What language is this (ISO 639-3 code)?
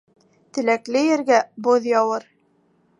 bak